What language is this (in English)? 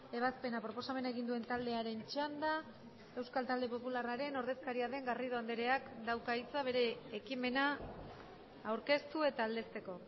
Basque